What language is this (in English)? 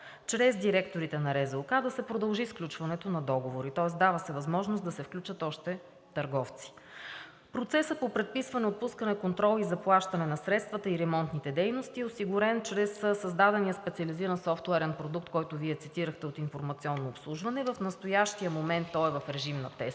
Bulgarian